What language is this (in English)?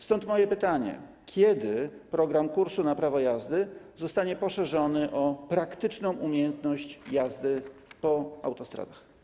Polish